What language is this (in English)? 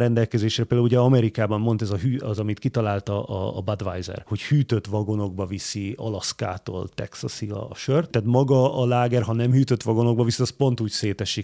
Hungarian